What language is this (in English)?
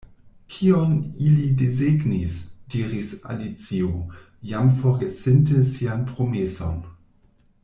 Esperanto